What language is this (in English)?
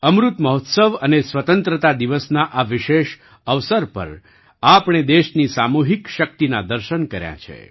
Gujarati